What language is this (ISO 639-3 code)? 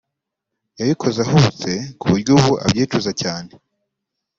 kin